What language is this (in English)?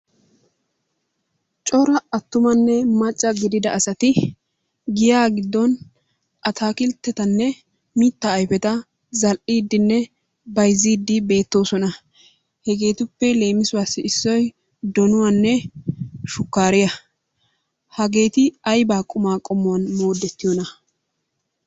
Wolaytta